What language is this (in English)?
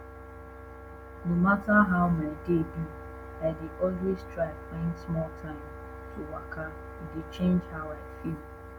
Nigerian Pidgin